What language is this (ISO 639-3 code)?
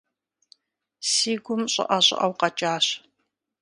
kbd